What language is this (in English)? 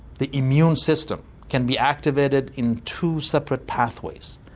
English